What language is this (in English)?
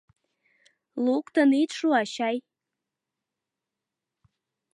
Mari